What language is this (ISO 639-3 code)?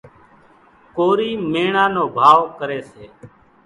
gjk